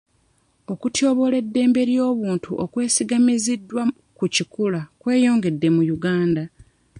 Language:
Ganda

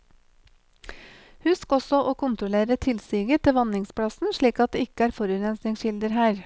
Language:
Norwegian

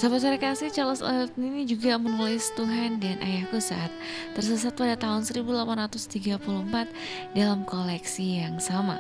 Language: Indonesian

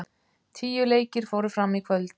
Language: Icelandic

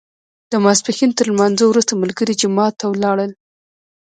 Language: Pashto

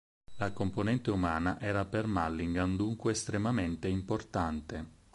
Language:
Italian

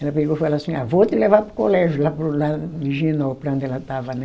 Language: Portuguese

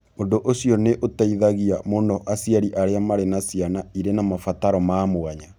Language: Kikuyu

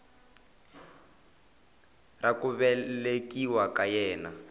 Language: Tsonga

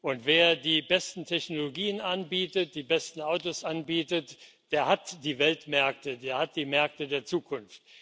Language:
German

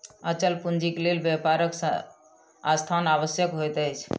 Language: Maithili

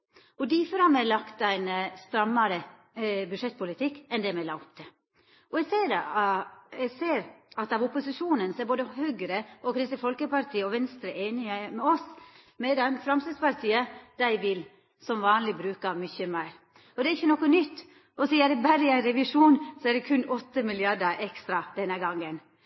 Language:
Norwegian Nynorsk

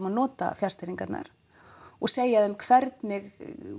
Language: Icelandic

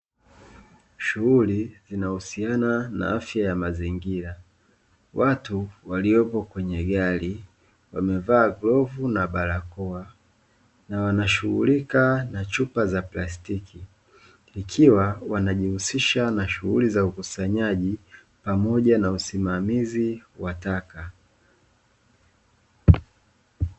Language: Swahili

